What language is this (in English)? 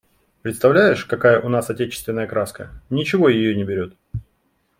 Russian